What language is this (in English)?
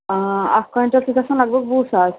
Kashmiri